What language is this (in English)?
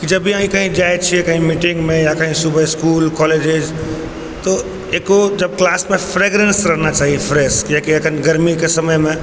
Maithili